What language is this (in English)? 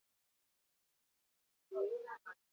Basque